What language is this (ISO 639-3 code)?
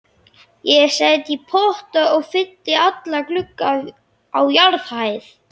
isl